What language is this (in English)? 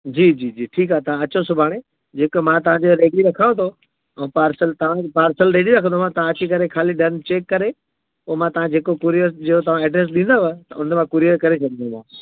Sindhi